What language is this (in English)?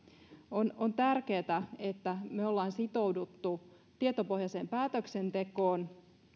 Finnish